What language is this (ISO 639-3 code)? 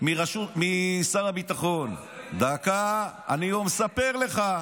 heb